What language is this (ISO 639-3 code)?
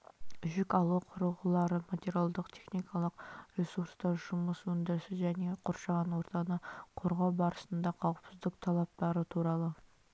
kaz